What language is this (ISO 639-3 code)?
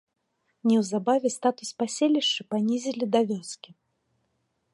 bel